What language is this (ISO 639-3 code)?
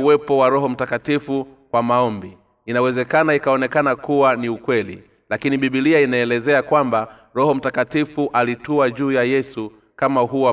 swa